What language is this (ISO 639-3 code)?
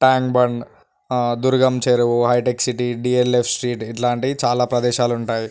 tel